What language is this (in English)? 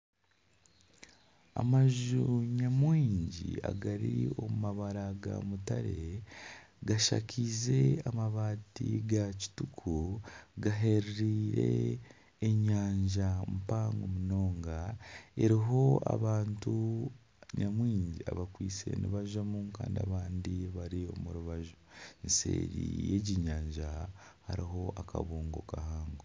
Nyankole